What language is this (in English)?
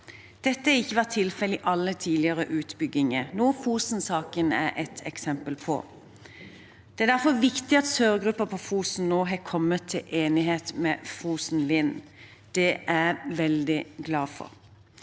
Norwegian